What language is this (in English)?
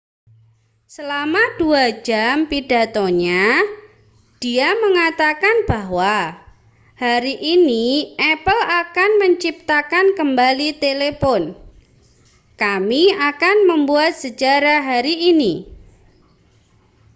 Indonesian